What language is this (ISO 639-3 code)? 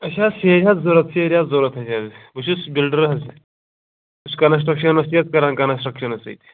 kas